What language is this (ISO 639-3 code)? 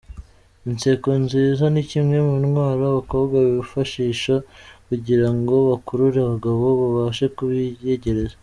kin